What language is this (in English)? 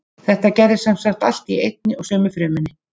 Icelandic